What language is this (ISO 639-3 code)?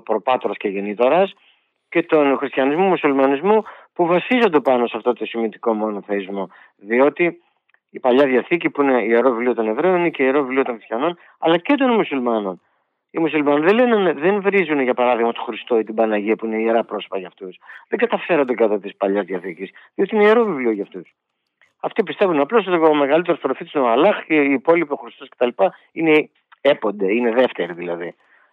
ell